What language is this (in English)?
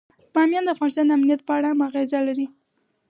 Pashto